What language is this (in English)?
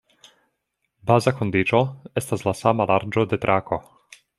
Esperanto